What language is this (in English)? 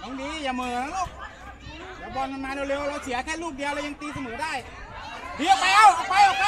Thai